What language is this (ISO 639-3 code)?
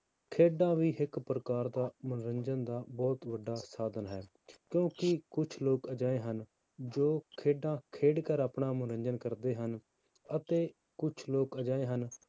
pan